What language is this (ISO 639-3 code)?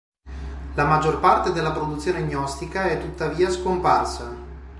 ita